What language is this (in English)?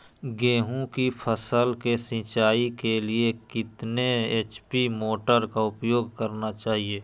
Magahi